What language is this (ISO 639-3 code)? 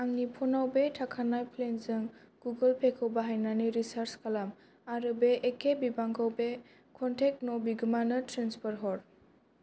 brx